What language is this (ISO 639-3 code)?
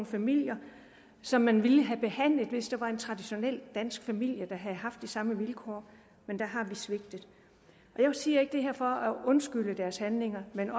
dan